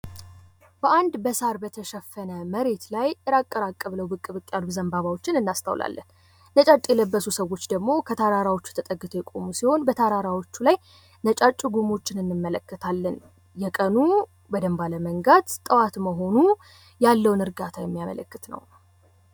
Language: Amharic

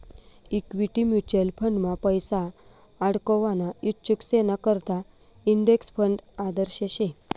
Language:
Marathi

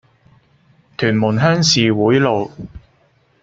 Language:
Cantonese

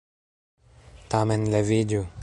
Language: Esperanto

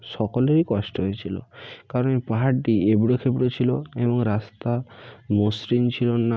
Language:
Bangla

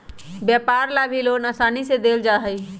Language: Magahi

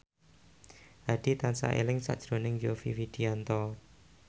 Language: Javanese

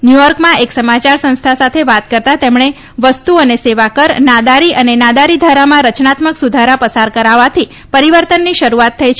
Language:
Gujarati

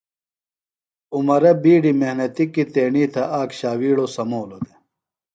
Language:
Phalura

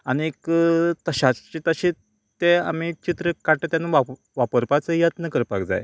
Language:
Konkani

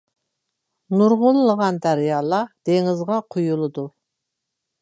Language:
Uyghur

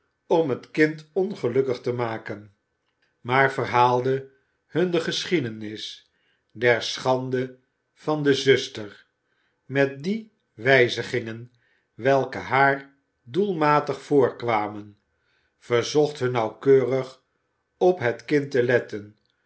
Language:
Dutch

